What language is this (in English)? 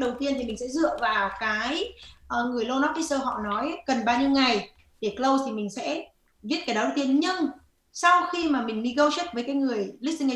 Vietnamese